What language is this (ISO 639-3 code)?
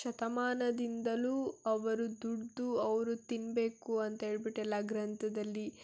kan